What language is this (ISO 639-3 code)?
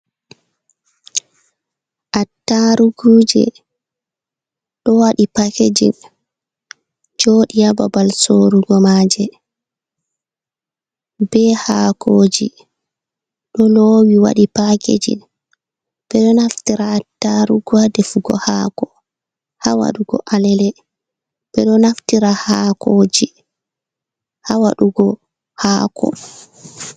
ful